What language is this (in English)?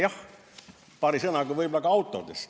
Estonian